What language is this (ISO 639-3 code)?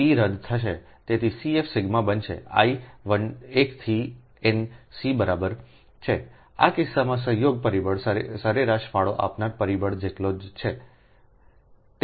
guj